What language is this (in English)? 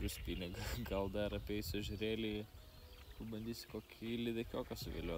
Lithuanian